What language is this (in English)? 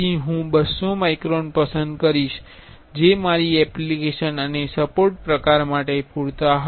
Gujarati